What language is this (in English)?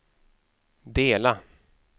Swedish